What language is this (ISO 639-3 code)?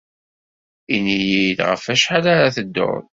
kab